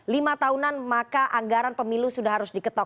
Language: Indonesian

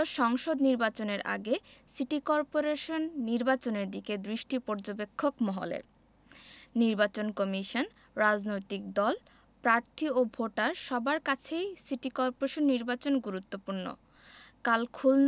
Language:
Bangla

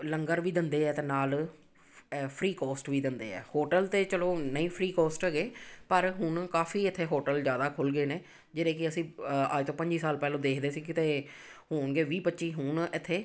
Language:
Punjabi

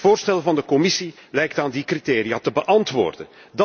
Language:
Dutch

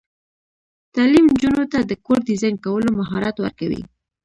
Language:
Pashto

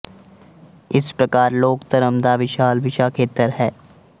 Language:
Punjabi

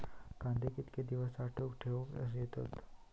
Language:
Marathi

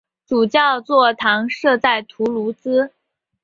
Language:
Chinese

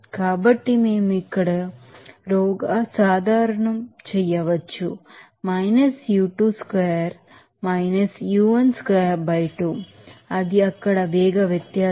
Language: Telugu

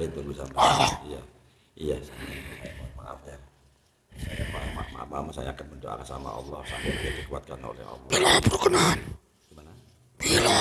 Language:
Indonesian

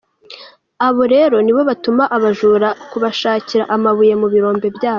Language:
Kinyarwanda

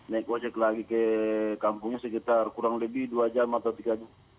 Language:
Indonesian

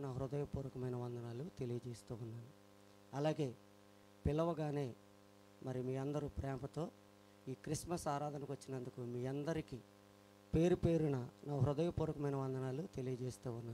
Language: Hindi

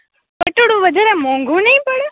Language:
Gujarati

